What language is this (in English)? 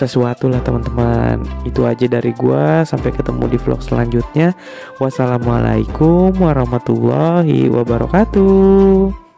Indonesian